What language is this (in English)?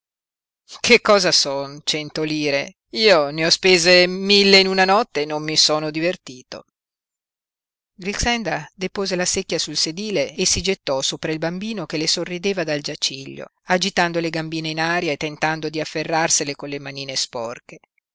Italian